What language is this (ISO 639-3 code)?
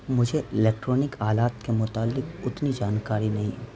urd